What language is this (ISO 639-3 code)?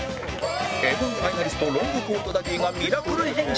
jpn